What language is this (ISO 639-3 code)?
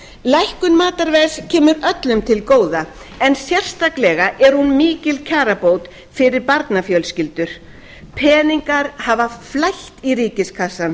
isl